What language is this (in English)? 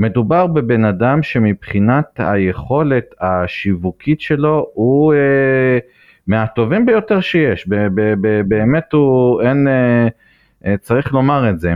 Hebrew